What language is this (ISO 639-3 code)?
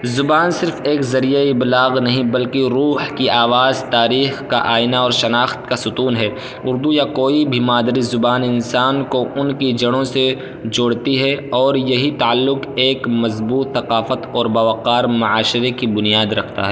urd